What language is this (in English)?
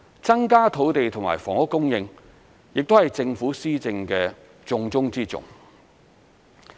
Cantonese